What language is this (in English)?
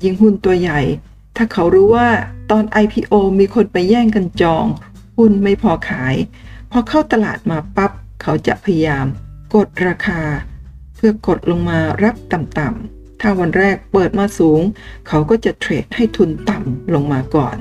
Thai